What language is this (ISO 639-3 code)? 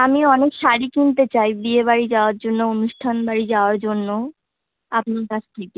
ben